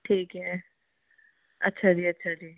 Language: Punjabi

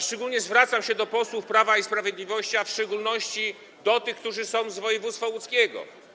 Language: Polish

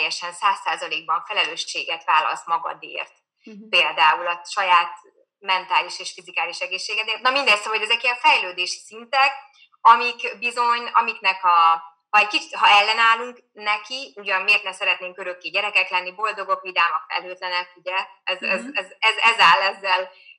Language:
Hungarian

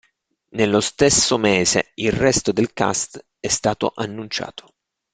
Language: Italian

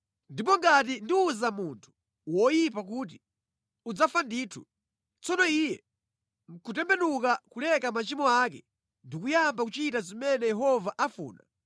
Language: Nyanja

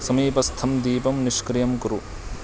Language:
Sanskrit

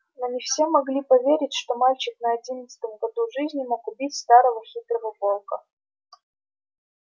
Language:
Russian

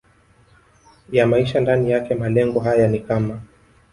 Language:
Swahili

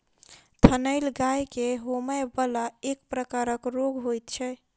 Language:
Maithili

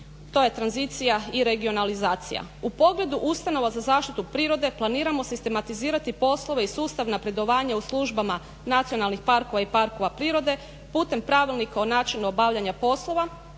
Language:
Croatian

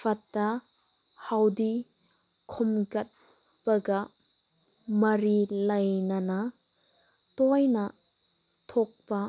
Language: Manipuri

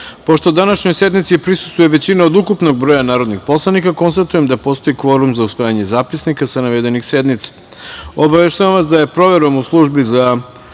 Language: Serbian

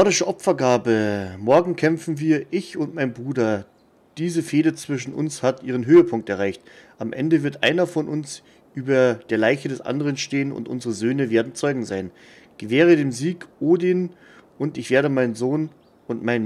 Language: German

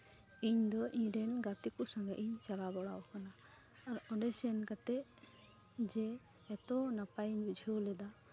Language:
Santali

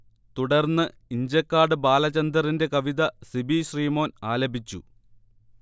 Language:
Malayalam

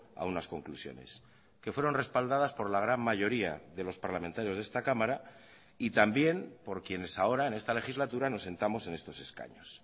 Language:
Spanish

